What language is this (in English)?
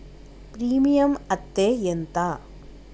Telugu